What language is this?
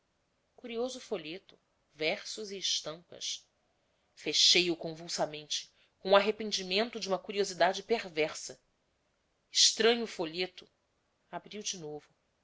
Portuguese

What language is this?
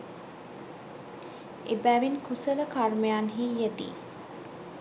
Sinhala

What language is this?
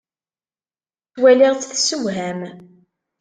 Kabyle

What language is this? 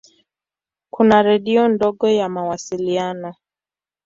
Swahili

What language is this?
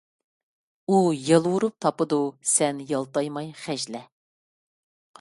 Uyghur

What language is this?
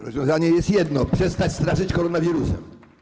Polish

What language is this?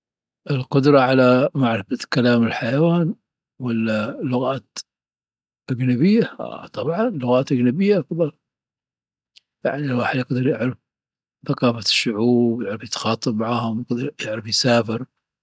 Dhofari Arabic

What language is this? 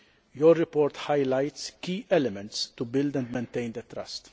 English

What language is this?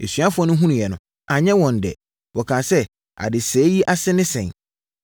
Akan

